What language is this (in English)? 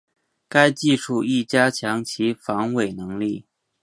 Chinese